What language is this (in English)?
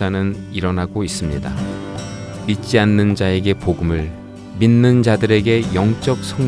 Korean